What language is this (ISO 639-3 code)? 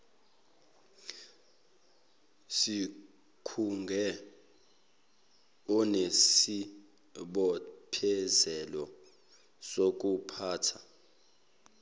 zul